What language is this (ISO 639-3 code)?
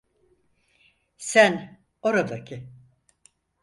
tur